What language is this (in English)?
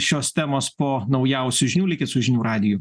Lithuanian